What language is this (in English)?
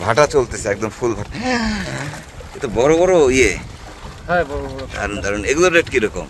Turkish